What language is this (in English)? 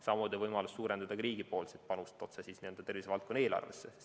Estonian